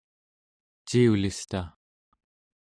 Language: Central Yupik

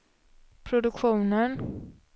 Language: Swedish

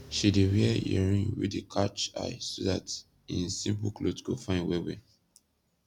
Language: Nigerian Pidgin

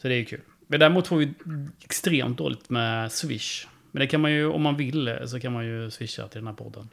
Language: Swedish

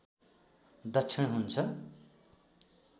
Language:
Nepali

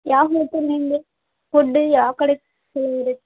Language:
Kannada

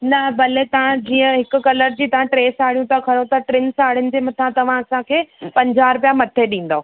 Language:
Sindhi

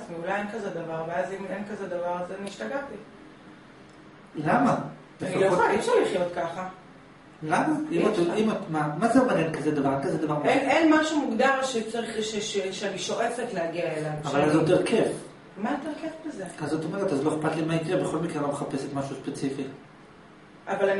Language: Hebrew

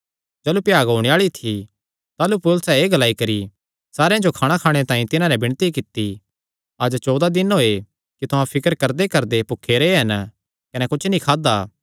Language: Kangri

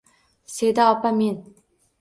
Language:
Uzbek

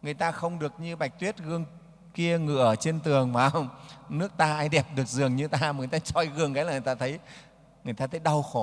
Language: Vietnamese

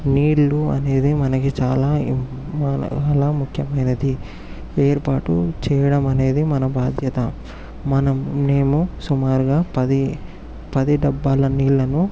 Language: Telugu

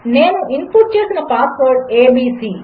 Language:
Telugu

